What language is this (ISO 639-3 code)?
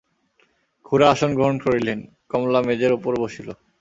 ben